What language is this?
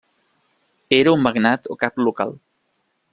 Catalan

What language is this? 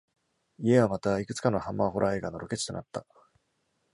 Japanese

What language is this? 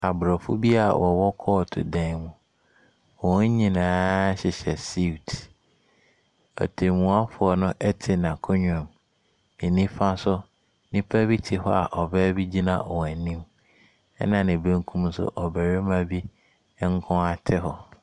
Akan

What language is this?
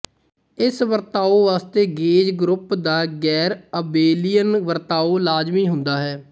Punjabi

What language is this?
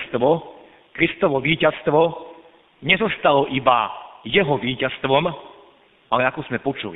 Slovak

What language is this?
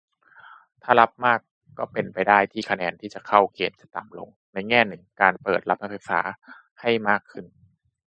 Thai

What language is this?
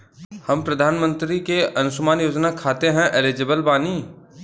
Bhojpuri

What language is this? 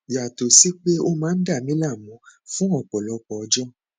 Yoruba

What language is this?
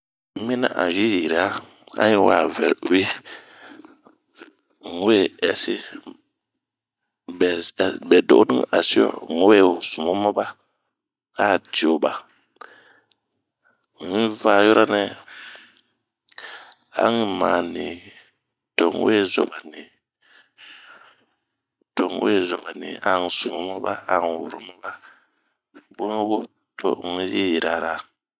Bomu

